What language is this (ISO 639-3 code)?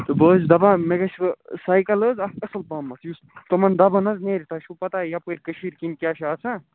kas